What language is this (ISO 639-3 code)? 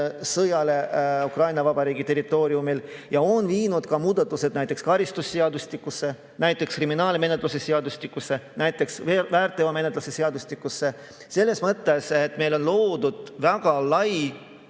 est